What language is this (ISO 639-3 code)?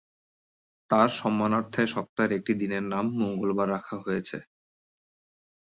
ben